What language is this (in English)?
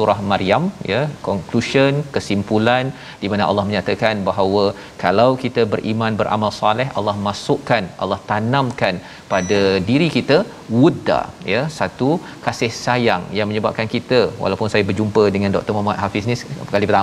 Malay